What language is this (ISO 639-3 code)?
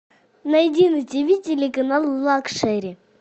rus